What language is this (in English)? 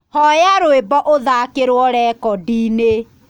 Kikuyu